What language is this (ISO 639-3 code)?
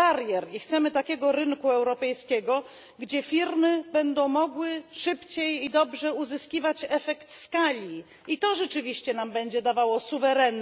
pol